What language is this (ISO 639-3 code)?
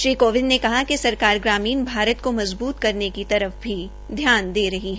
hin